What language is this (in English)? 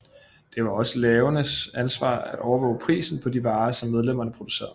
Danish